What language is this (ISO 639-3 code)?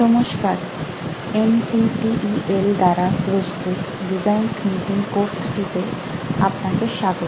ben